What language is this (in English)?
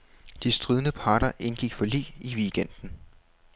Danish